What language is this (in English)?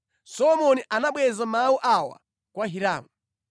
Nyanja